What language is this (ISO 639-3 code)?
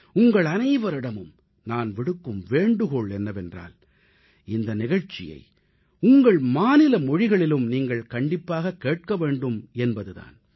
tam